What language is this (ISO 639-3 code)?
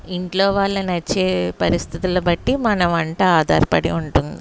tel